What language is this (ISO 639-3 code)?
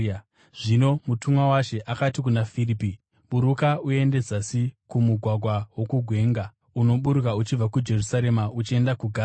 sna